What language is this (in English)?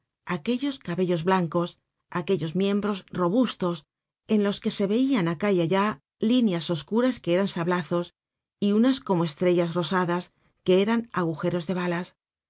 Spanish